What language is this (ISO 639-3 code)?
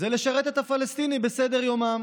heb